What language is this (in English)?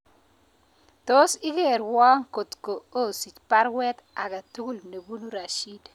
Kalenjin